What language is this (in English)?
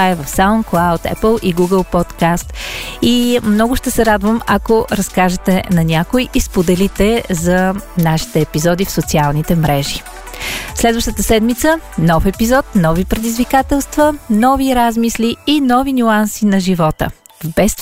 Bulgarian